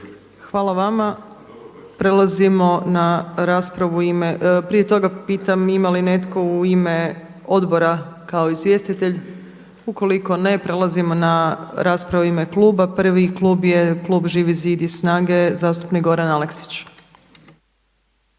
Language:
Croatian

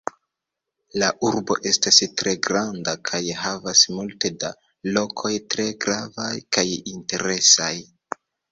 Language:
Esperanto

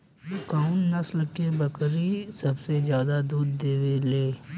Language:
Bhojpuri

